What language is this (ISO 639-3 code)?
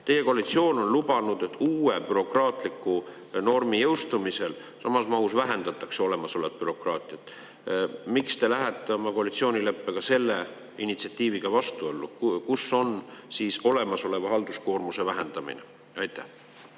est